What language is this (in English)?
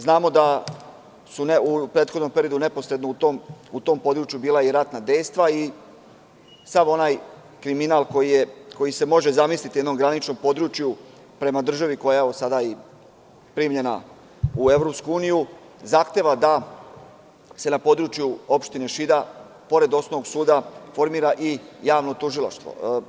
Serbian